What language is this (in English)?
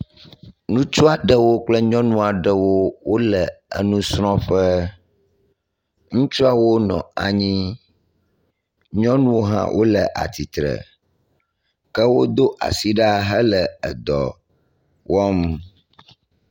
Ewe